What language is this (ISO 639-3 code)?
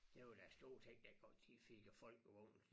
dan